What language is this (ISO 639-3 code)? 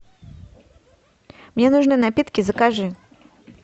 rus